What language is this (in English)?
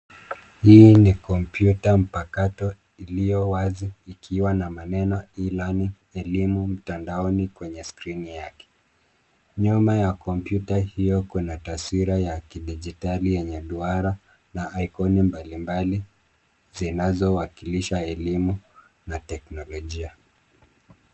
Swahili